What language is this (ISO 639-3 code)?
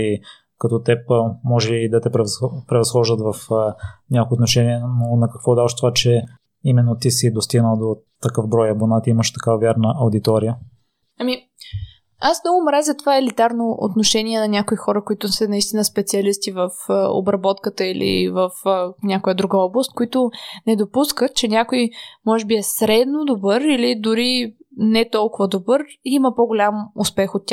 bul